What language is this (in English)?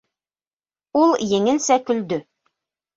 Bashkir